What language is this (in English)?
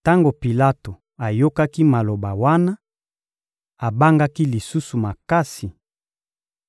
Lingala